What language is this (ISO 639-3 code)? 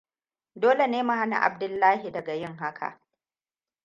hau